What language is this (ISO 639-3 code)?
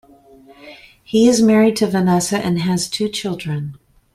eng